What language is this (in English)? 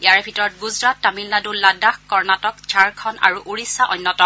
Assamese